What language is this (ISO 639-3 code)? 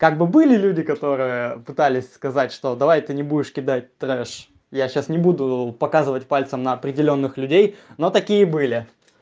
rus